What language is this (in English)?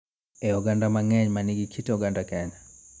Luo (Kenya and Tanzania)